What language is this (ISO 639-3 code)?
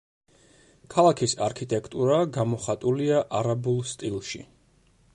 kat